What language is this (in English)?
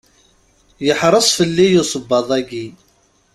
Kabyle